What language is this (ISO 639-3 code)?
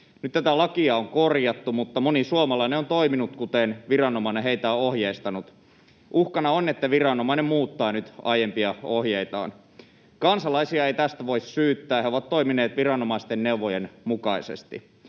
fin